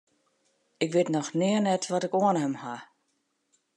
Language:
Western Frisian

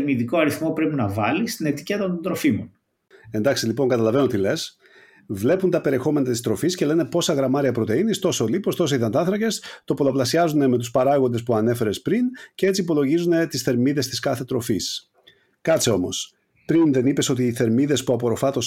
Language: Greek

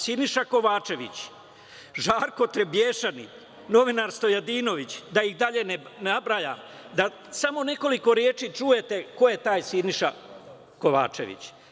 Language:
Serbian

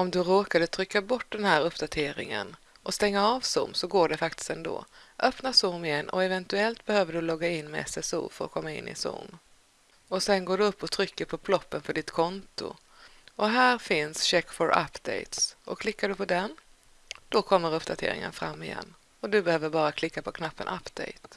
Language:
Swedish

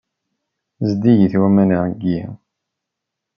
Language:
Kabyle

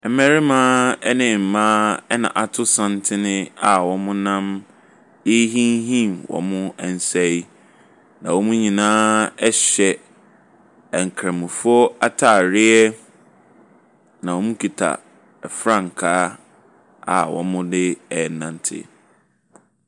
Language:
Akan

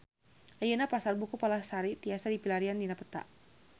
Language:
Sundanese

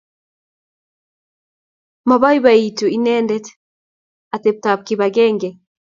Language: Kalenjin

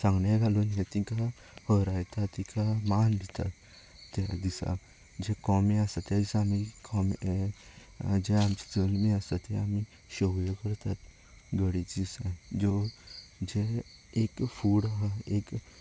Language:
Konkani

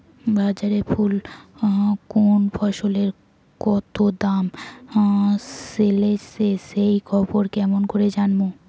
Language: Bangla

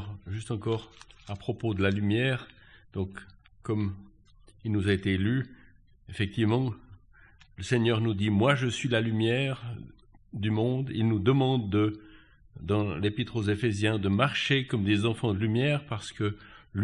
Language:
French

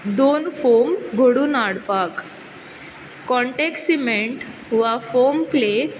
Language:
Konkani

